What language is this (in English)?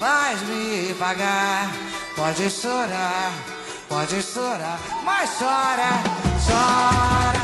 Portuguese